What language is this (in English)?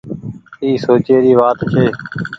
Goaria